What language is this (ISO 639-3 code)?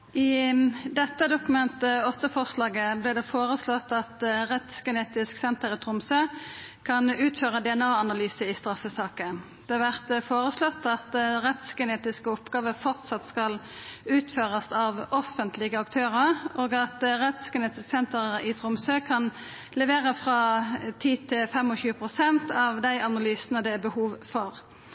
nor